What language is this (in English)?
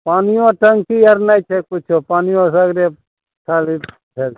Maithili